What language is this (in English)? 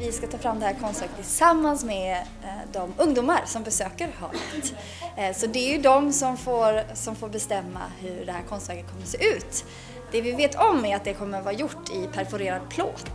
Swedish